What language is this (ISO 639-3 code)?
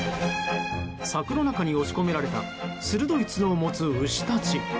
jpn